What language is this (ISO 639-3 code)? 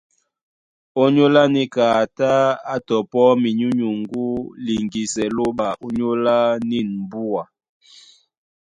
dua